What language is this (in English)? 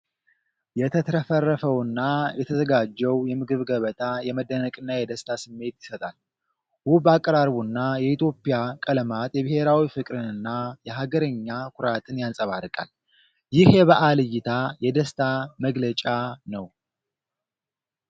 Amharic